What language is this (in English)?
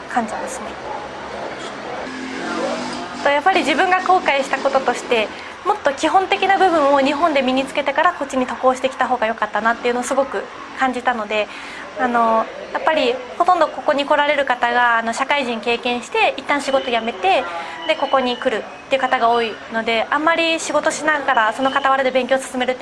Japanese